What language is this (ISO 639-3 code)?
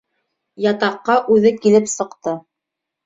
bak